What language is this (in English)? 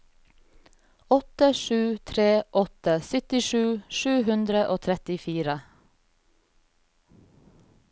Norwegian